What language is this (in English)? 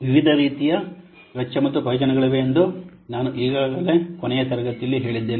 Kannada